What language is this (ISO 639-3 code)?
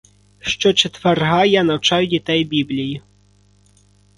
ukr